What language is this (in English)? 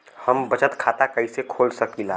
Bhojpuri